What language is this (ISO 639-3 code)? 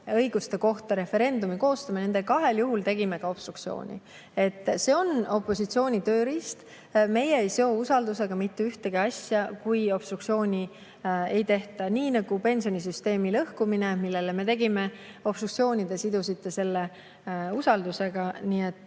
est